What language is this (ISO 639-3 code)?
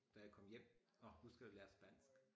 dan